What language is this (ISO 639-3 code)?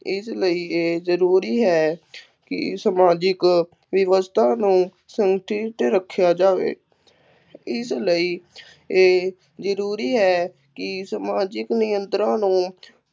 pan